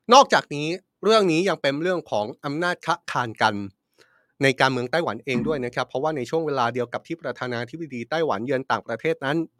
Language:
Thai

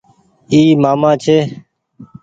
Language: Goaria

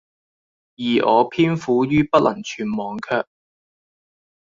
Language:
Cantonese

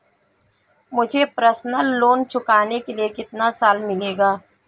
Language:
Hindi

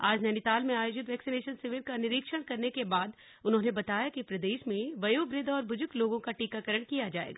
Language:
Hindi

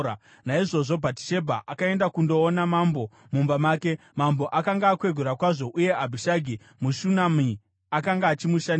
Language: Shona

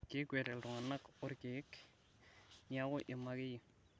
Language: Masai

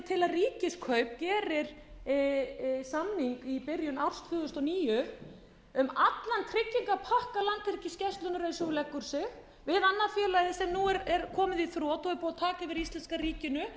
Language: Icelandic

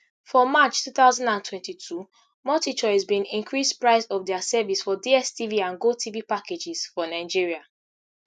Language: Nigerian Pidgin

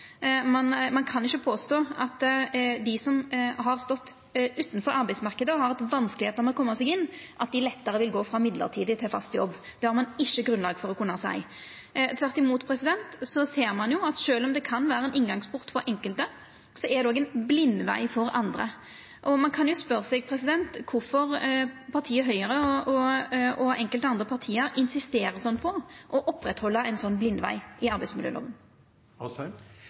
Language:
Norwegian Nynorsk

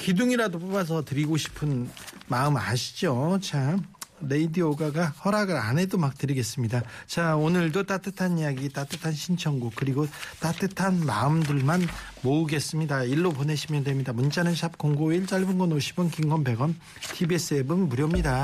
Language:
Korean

